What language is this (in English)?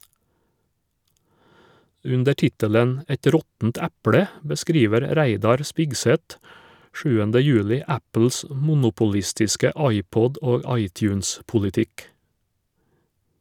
Norwegian